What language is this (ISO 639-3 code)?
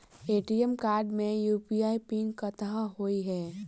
mai